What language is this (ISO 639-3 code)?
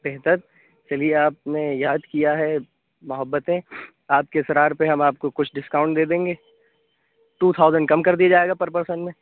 urd